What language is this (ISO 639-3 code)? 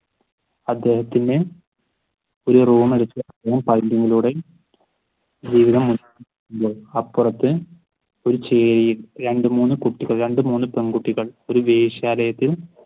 mal